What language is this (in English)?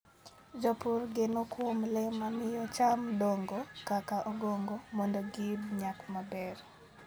Luo (Kenya and Tanzania)